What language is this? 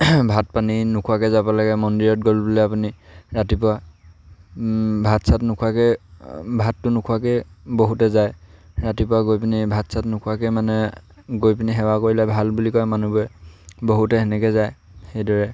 Assamese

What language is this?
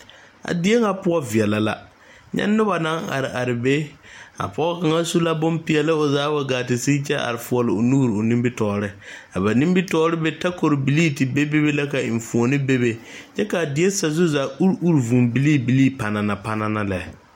Southern Dagaare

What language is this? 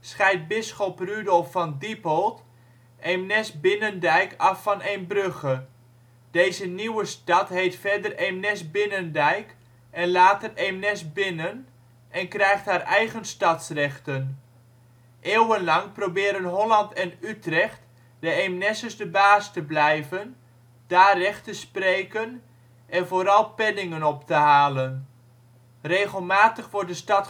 Dutch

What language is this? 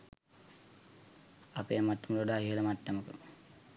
Sinhala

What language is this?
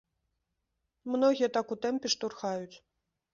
Belarusian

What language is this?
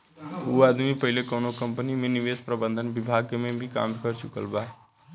Bhojpuri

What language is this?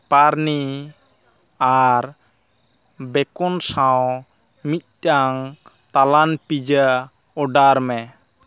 Santali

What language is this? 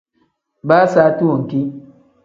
Tem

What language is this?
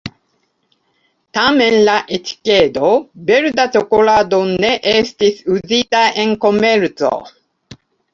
Esperanto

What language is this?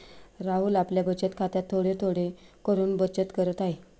Marathi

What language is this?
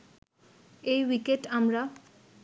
Bangla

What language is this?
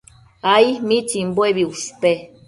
Matsés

